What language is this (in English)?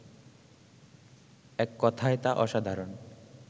Bangla